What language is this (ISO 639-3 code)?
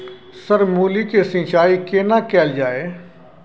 mai